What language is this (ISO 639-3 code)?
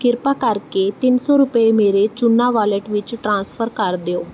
pan